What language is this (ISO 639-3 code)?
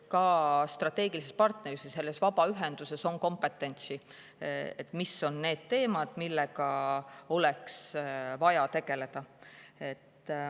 est